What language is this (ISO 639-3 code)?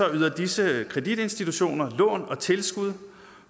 dan